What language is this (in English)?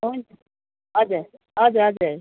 Nepali